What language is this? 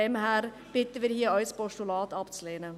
Swiss German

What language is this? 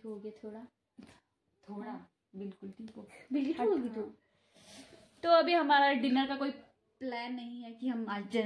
Hindi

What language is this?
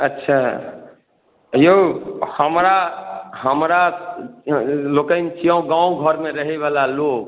Maithili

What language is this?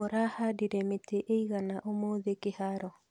Kikuyu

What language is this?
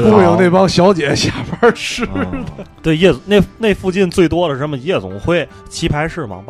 Chinese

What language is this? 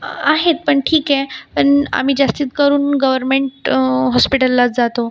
Marathi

